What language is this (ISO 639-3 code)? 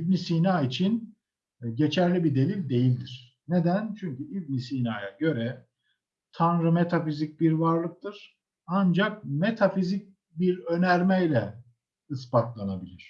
tur